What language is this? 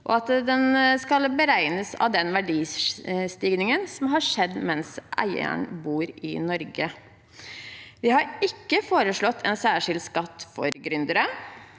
Norwegian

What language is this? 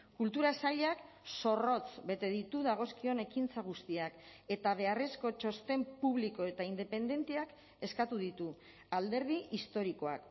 Basque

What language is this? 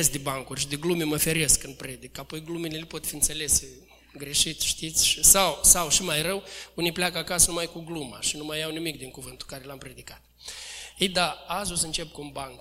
Romanian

